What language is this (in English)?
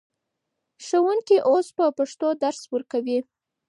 Pashto